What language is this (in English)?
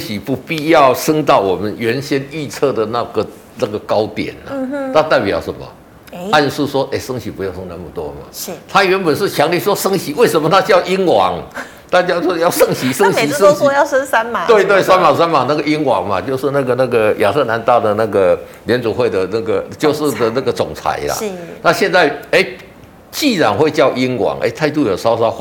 Chinese